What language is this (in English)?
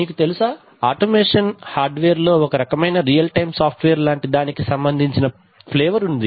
Telugu